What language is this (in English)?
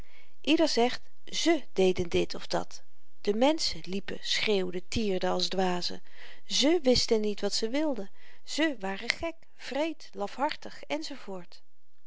Dutch